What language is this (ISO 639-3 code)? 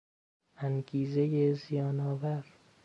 fas